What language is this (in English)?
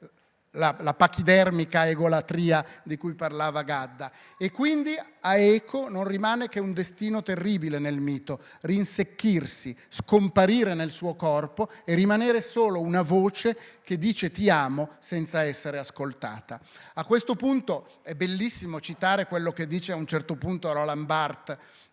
Italian